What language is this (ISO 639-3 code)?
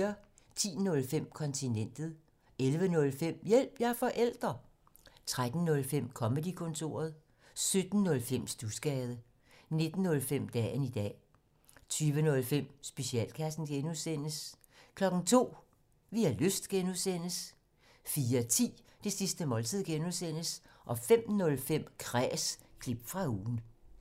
dan